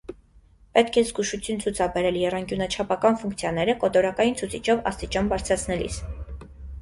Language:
Armenian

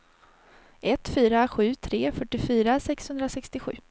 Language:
Swedish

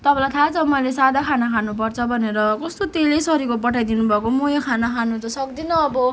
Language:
Nepali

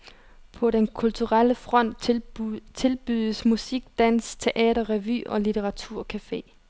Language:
Danish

